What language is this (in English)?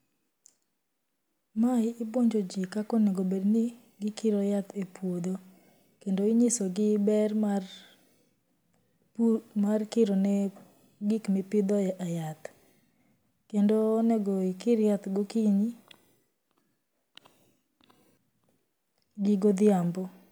Luo (Kenya and Tanzania)